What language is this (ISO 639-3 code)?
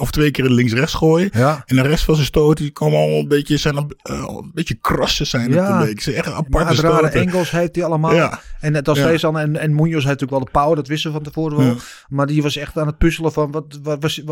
nld